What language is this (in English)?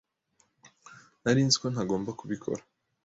Kinyarwanda